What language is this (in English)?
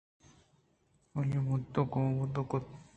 Eastern Balochi